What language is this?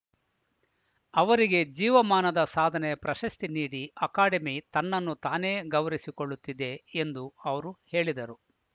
Kannada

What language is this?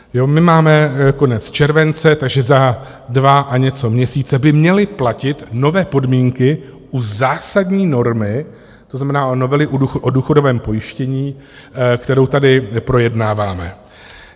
Czech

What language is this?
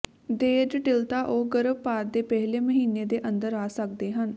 Punjabi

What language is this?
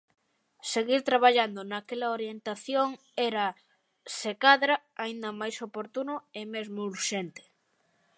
Galician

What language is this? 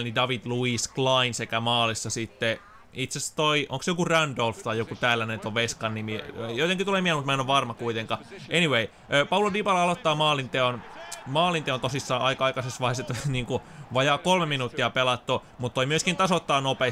Finnish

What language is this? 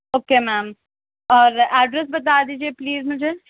Urdu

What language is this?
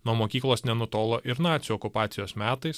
Lithuanian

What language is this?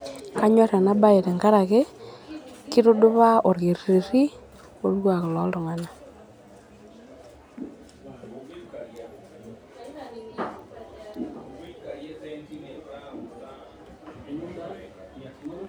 Masai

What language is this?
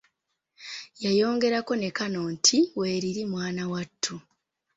Ganda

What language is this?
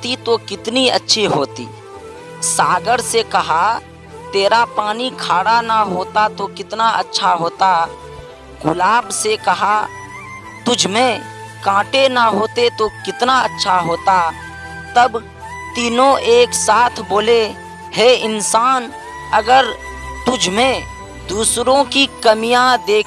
Hindi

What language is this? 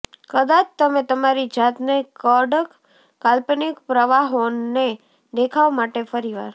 Gujarati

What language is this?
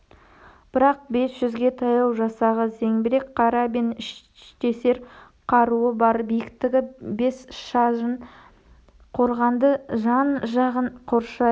Kazakh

